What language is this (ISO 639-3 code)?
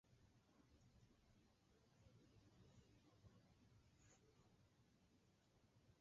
grn